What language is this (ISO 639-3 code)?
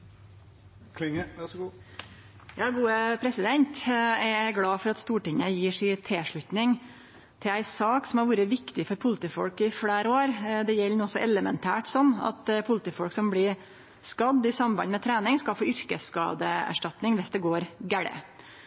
nno